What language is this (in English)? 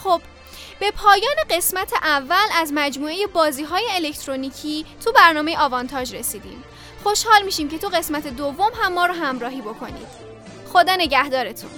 Persian